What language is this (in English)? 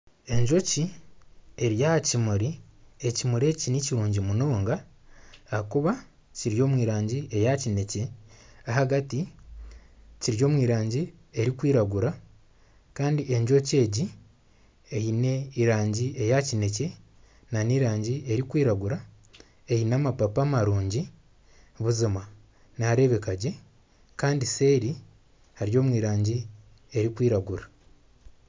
Nyankole